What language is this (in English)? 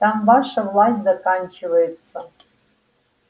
Russian